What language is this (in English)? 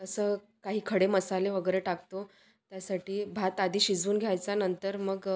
Marathi